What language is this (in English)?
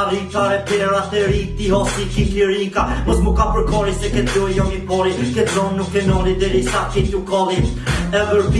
Albanian